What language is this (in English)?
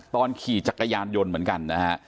Thai